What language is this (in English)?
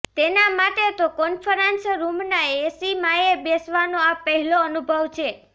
Gujarati